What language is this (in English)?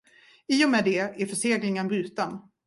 Swedish